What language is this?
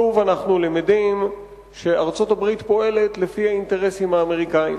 Hebrew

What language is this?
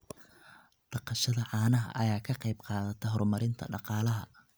Somali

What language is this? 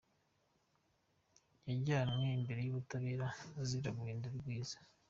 Kinyarwanda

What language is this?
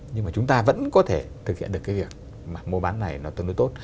Vietnamese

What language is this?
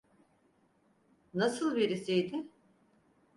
Turkish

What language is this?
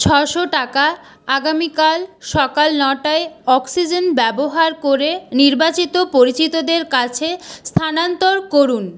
Bangla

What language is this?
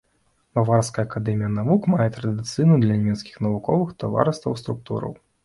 Belarusian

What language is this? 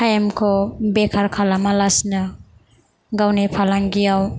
Bodo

